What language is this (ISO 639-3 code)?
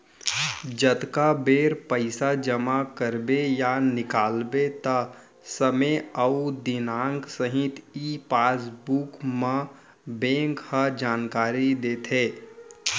hne